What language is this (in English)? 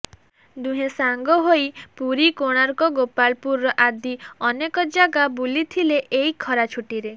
Odia